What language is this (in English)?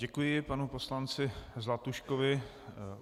Czech